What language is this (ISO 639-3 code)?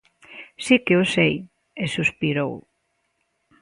glg